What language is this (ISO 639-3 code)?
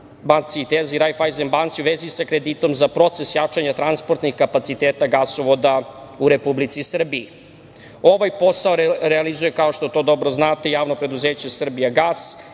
srp